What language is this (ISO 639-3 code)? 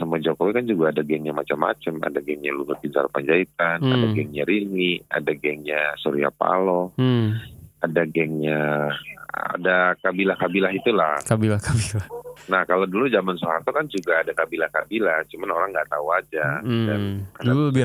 ind